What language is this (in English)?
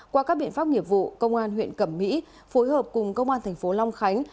Vietnamese